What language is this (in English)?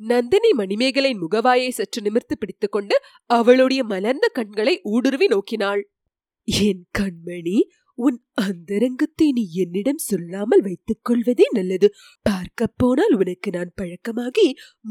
Tamil